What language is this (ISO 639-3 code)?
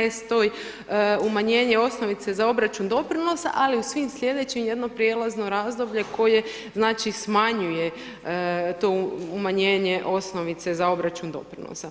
hrv